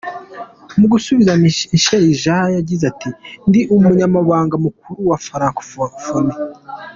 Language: Kinyarwanda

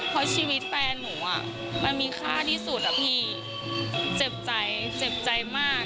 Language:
Thai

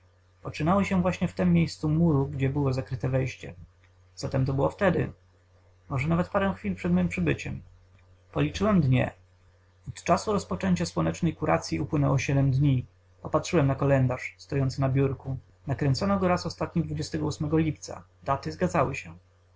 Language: Polish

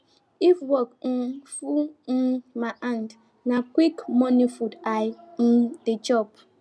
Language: Nigerian Pidgin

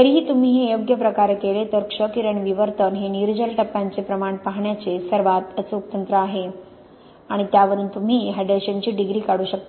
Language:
Marathi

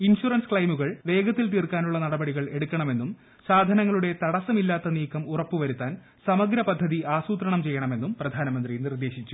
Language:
Malayalam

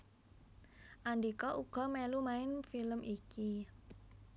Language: Javanese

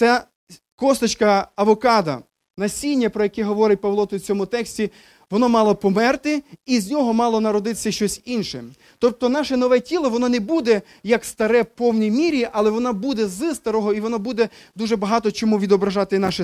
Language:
Ukrainian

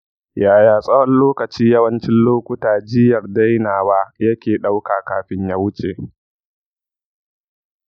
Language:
Hausa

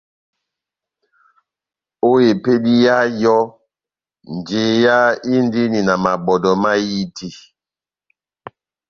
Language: Batanga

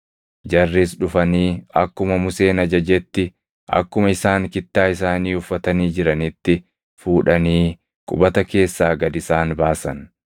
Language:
Oromo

